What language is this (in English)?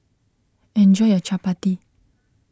English